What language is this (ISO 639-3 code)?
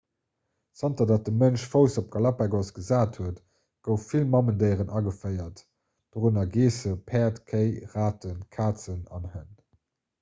ltz